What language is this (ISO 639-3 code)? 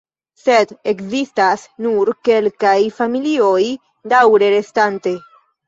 epo